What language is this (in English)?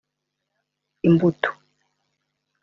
Kinyarwanda